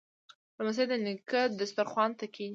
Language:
Pashto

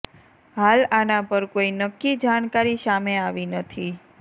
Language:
Gujarati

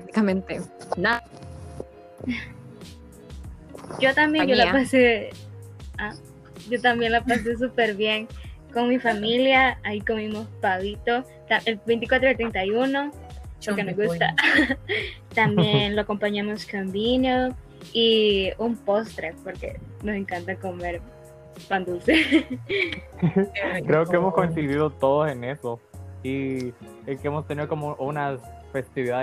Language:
Spanish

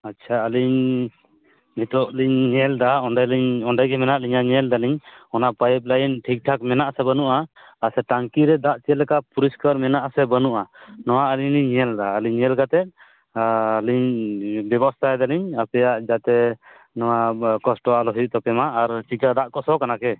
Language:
Santali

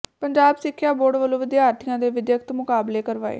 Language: Punjabi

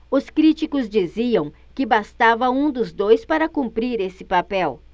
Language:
Portuguese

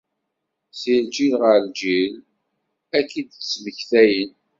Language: Kabyle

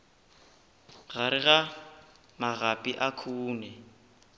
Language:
Northern Sotho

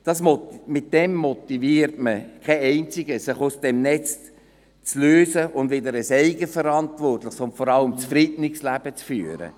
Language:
Swiss German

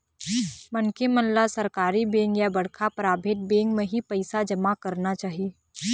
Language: Chhattisgarhi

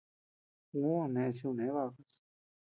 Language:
Tepeuxila Cuicatec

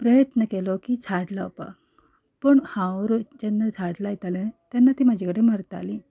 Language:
Konkani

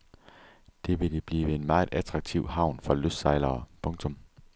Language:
Danish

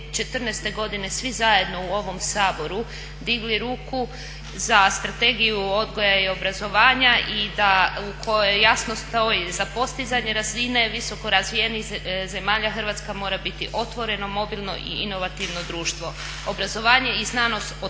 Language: Croatian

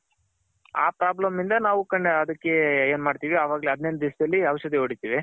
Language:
Kannada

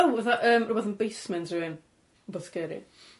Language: Welsh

